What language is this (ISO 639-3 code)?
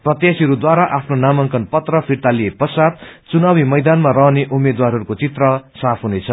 nep